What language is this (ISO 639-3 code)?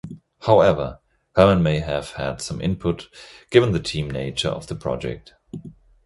eng